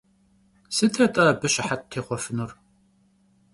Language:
Kabardian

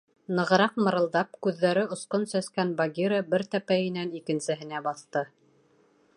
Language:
Bashkir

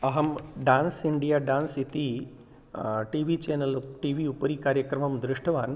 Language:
Sanskrit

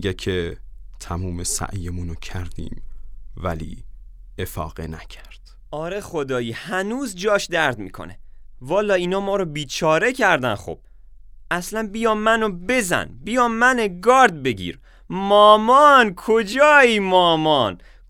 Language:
Persian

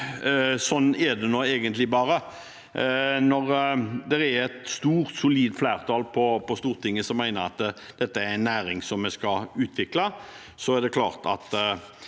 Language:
Norwegian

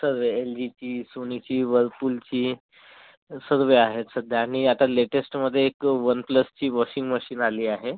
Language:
Marathi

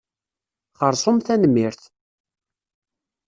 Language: Kabyle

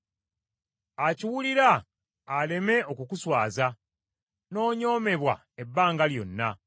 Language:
Ganda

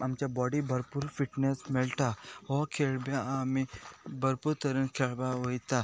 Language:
Konkani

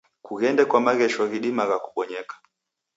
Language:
Taita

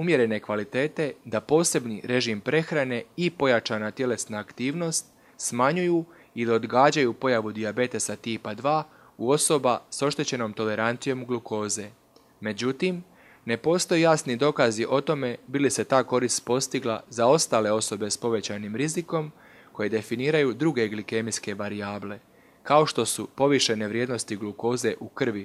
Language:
Croatian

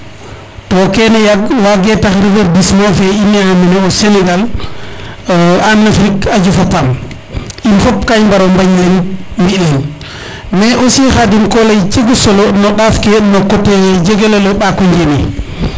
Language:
Serer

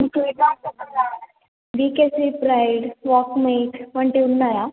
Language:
Telugu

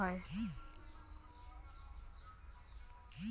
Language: Bangla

